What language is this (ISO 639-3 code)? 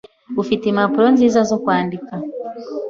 kin